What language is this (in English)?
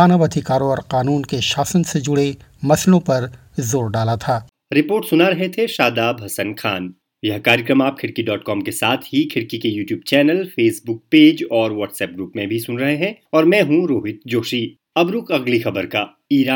Hindi